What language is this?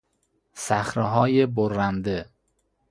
Persian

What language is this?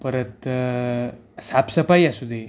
Marathi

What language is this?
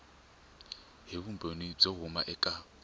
Tsonga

